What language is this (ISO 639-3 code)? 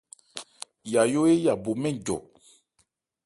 ebr